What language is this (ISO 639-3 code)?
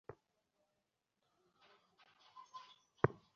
ben